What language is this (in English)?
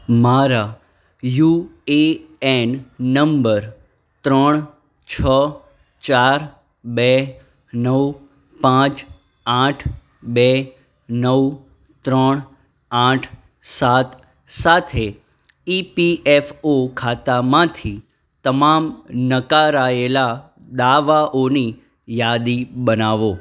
Gujarati